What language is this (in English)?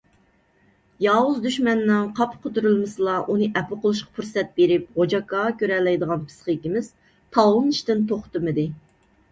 Uyghur